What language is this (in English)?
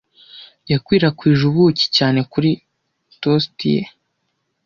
Kinyarwanda